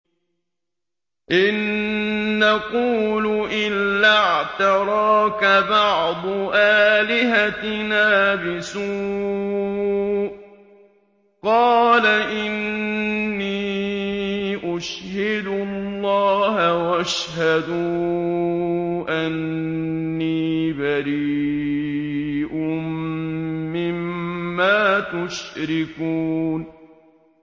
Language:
Arabic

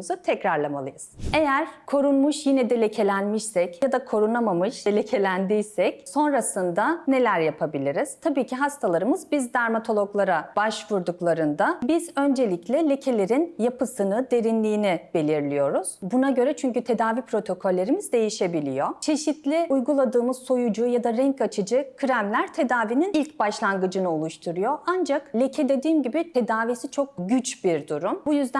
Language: Turkish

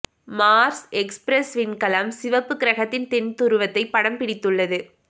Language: Tamil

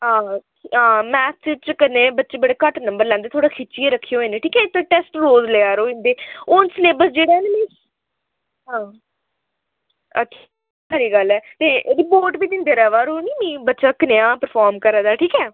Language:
Dogri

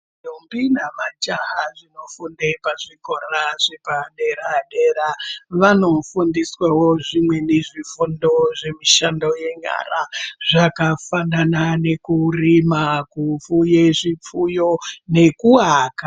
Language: Ndau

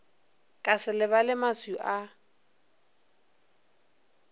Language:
Northern Sotho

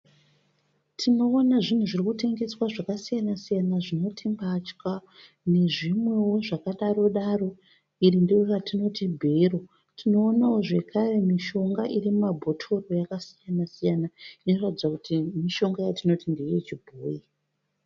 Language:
Shona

